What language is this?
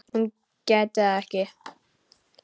Icelandic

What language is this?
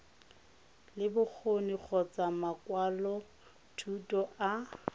Tswana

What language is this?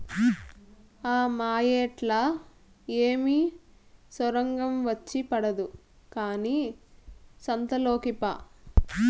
Telugu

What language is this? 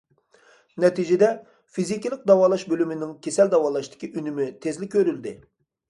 Uyghur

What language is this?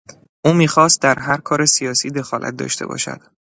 Persian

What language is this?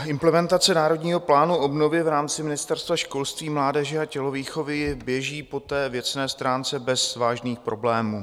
Czech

